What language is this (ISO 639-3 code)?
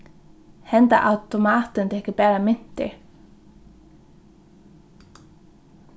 fao